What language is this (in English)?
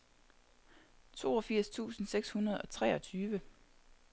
Danish